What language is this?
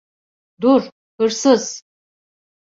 Turkish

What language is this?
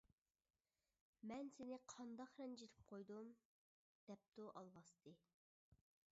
Uyghur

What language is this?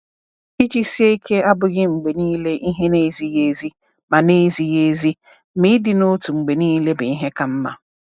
Igbo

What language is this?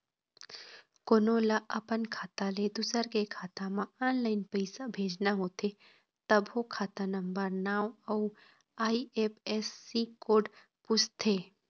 Chhattisgarhi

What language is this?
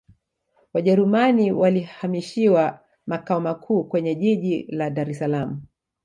Swahili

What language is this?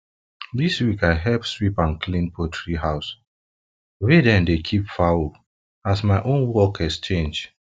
Nigerian Pidgin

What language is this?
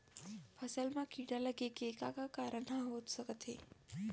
Chhattisgarhi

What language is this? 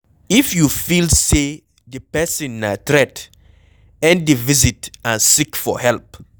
Nigerian Pidgin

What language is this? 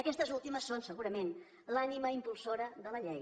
Catalan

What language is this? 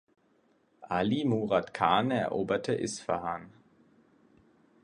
German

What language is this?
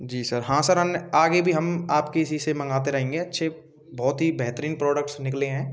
Hindi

